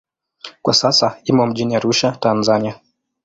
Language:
Swahili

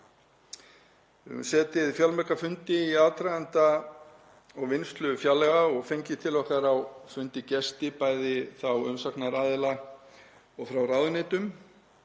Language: Icelandic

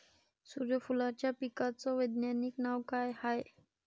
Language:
Marathi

